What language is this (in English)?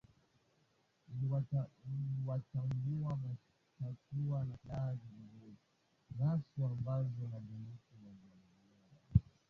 Swahili